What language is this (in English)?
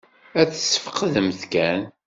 Kabyle